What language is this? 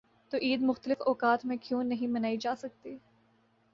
Urdu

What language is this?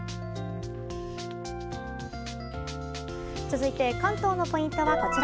Japanese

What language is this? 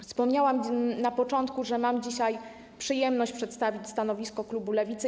Polish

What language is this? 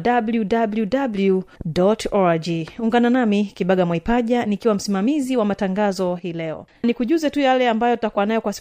Swahili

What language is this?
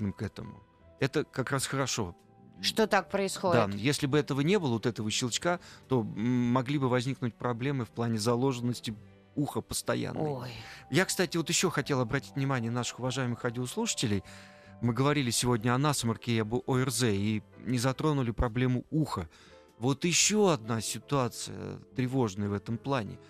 Russian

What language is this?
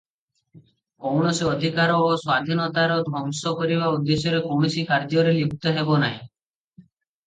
Odia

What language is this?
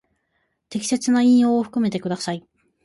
Japanese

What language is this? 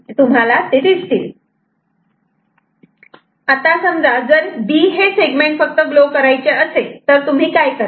Marathi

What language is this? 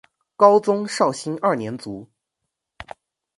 Chinese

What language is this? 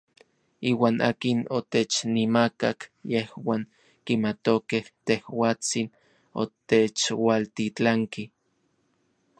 Orizaba Nahuatl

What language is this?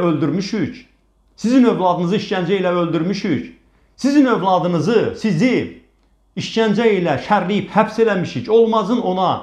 Turkish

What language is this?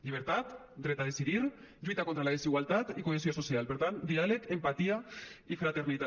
Catalan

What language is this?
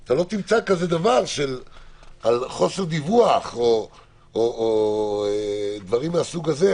Hebrew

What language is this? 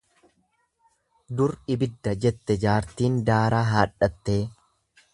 Oromo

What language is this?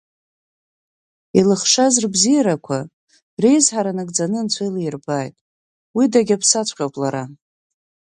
Abkhazian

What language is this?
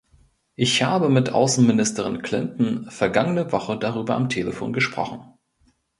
German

